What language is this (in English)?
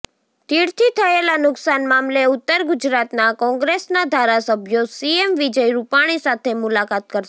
Gujarati